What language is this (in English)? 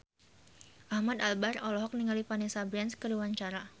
Sundanese